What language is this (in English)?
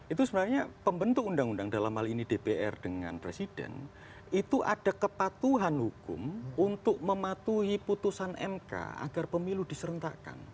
Indonesian